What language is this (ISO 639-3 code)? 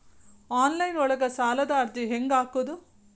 kan